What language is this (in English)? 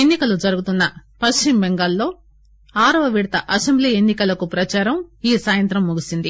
Telugu